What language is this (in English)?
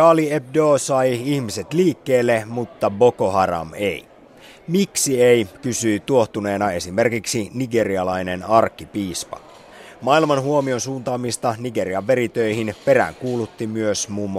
Finnish